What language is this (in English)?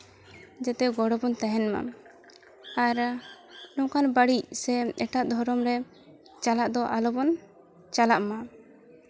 Santali